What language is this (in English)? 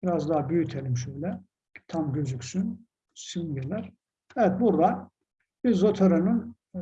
Turkish